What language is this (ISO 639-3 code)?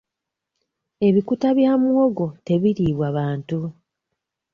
lug